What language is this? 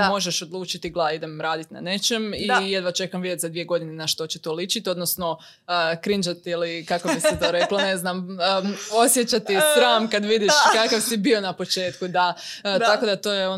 Croatian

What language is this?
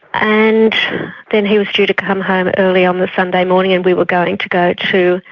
English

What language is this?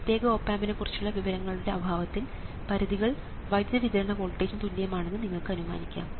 Malayalam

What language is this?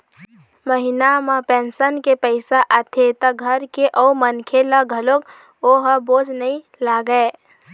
Chhattisgarhi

